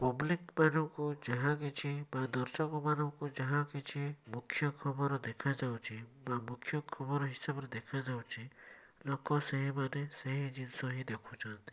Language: Odia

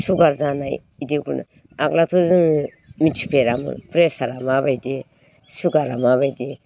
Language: Bodo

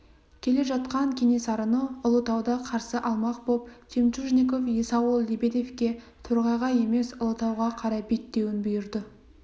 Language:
Kazakh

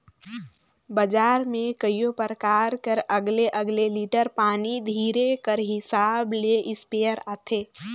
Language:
Chhattisgarhi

